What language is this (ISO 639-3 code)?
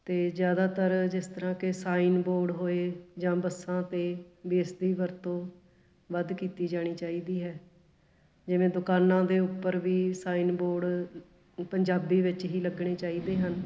pan